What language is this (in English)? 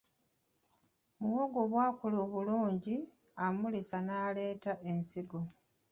Ganda